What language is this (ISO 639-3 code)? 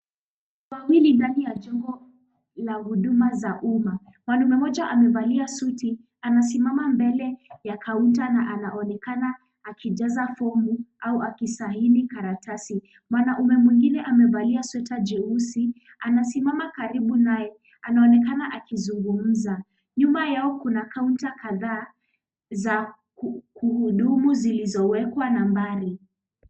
swa